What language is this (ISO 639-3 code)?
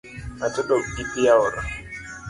luo